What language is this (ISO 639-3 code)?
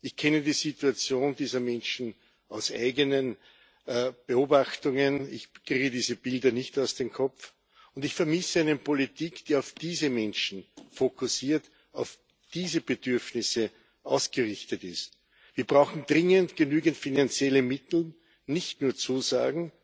deu